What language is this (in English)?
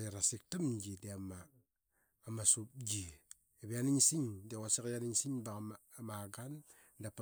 Qaqet